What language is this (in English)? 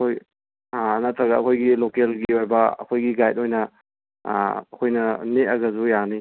Manipuri